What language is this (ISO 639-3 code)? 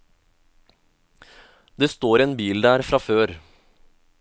nor